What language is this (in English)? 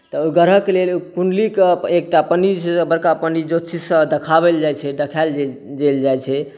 Maithili